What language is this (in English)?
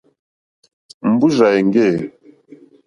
Mokpwe